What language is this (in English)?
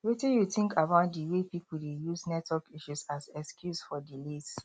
Nigerian Pidgin